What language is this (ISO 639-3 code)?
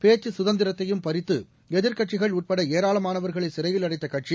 tam